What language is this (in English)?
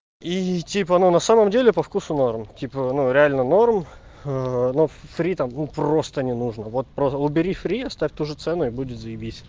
Russian